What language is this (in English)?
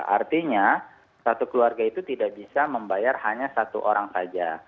Indonesian